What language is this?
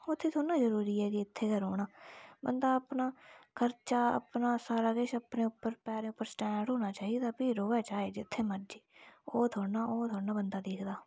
Dogri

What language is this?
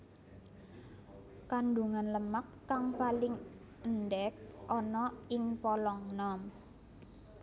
Javanese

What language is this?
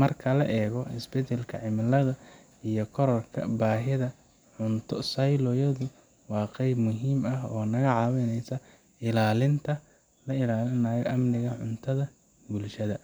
Somali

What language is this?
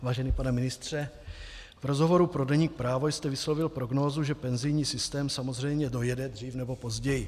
Czech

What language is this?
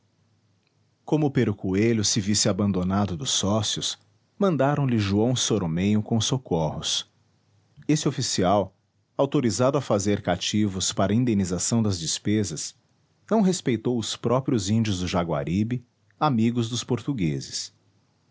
Portuguese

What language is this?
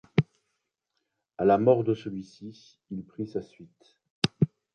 French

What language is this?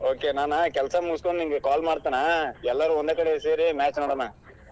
Kannada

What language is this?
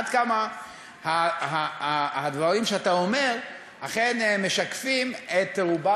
Hebrew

